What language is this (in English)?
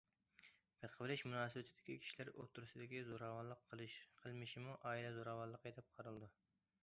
Uyghur